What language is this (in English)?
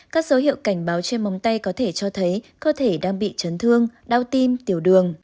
Vietnamese